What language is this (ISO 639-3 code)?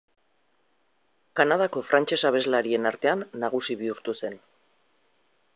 eus